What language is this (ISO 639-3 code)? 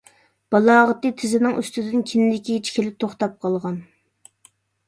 uig